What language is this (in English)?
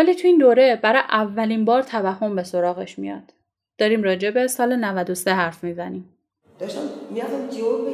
Persian